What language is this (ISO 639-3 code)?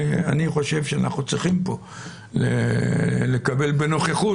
heb